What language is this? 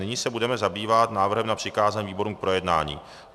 Czech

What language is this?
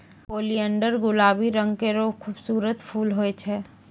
Maithili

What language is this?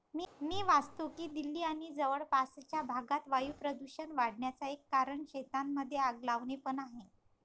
Marathi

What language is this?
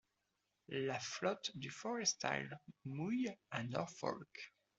French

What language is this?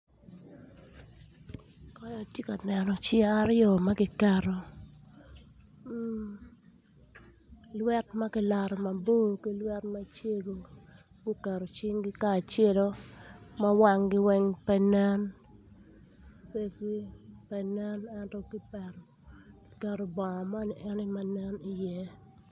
Acoli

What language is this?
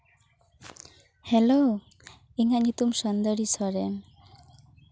Santali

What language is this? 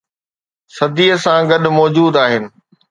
Sindhi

